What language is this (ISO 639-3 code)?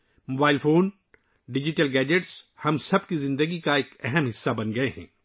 urd